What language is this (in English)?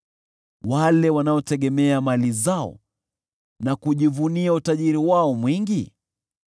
Swahili